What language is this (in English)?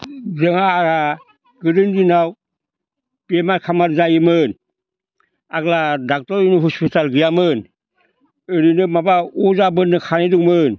Bodo